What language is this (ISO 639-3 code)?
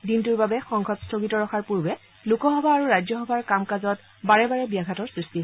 asm